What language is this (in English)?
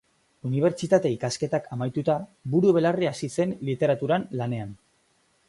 Basque